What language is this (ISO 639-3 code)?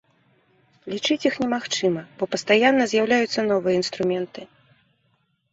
bel